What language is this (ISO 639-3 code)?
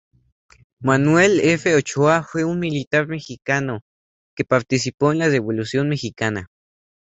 spa